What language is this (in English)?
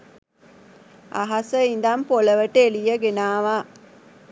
Sinhala